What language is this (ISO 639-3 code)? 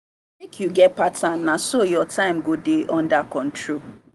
pcm